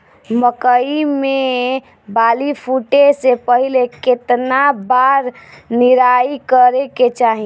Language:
Bhojpuri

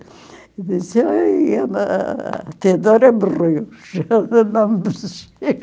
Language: Portuguese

